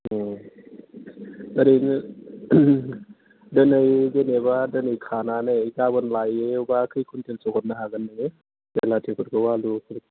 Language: Bodo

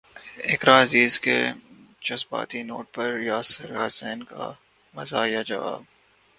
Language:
Urdu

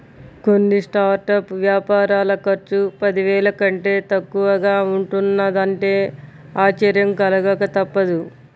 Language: Telugu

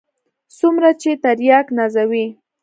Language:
Pashto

